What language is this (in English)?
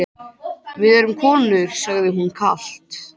Icelandic